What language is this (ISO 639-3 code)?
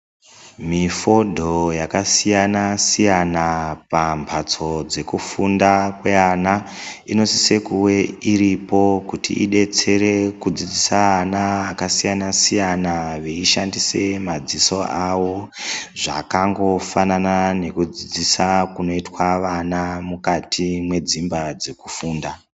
ndc